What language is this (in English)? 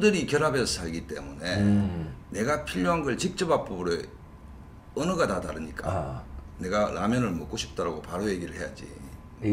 Korean